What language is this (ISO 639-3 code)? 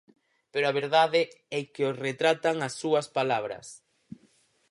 glg